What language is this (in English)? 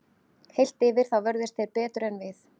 Icelandic